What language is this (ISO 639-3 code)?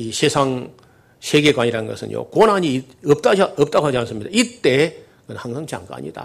kor